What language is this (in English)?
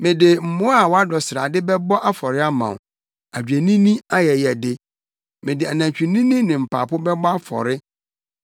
Akan